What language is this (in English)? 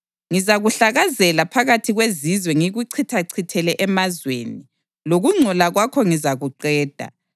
North Ndebele